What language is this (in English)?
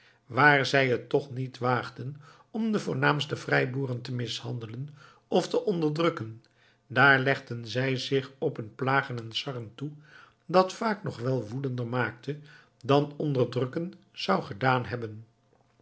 Dutch